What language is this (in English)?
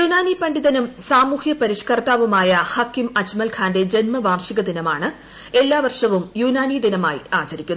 Malayalam